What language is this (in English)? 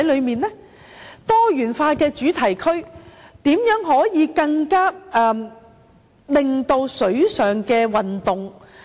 Cantonese